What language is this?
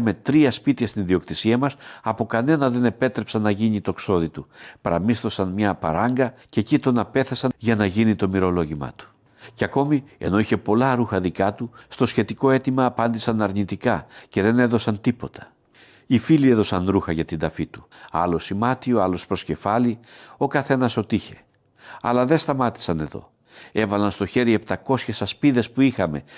Greek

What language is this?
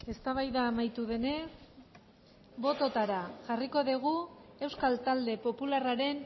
Basque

